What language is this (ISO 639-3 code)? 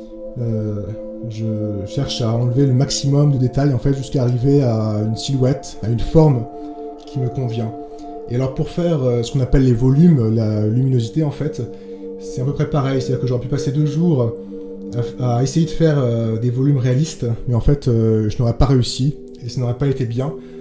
fra